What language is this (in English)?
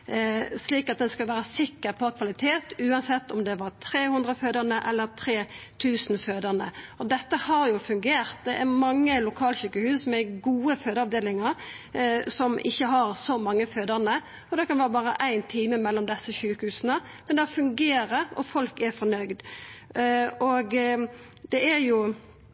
Norwegian Nynorsk